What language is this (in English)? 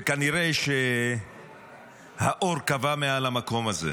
Hebrew